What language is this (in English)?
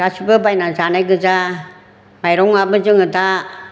Bodo